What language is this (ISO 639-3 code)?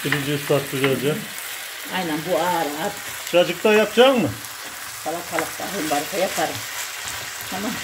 tur